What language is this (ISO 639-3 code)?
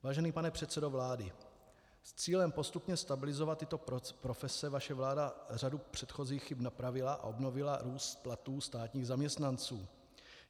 ces